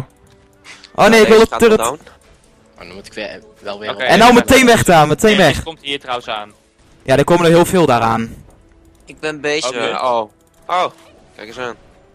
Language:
Dutch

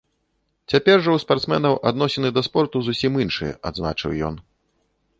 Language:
Belarusian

